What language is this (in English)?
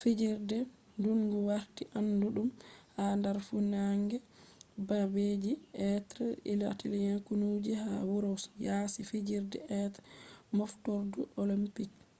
Fula